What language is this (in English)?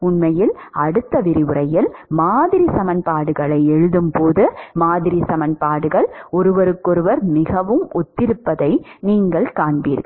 Tamil